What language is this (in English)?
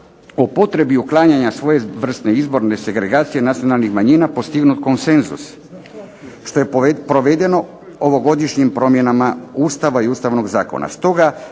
Croatian